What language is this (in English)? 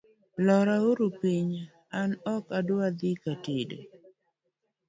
Luo (Kenya and Tanzania)